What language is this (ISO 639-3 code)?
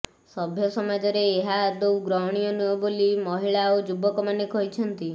ori